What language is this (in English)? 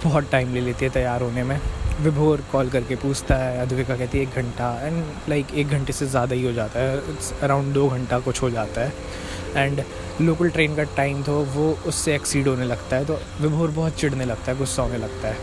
Hindi